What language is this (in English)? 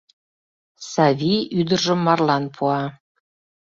Mari